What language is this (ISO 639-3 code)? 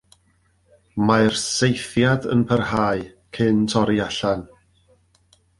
cym